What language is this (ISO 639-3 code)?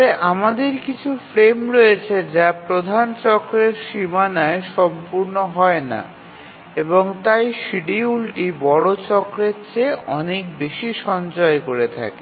ben